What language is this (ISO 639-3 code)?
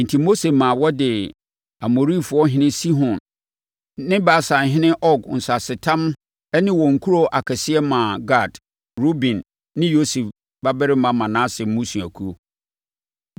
aka